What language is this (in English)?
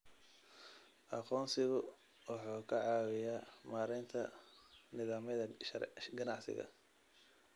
Somali